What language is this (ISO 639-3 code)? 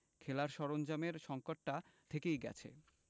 ben